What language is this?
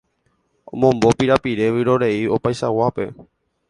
Guarani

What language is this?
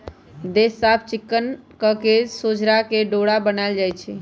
Magahi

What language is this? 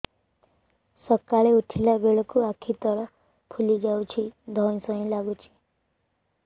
Odia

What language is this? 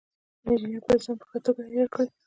Pashto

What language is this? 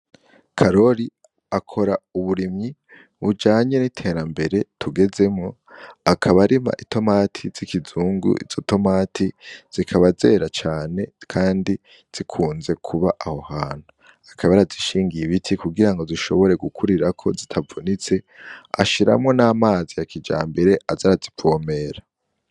Rundi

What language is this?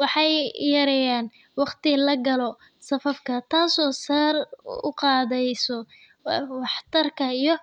Somali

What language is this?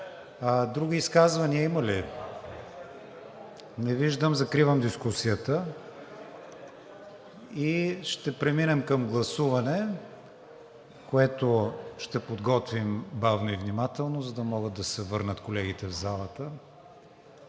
Bulgarian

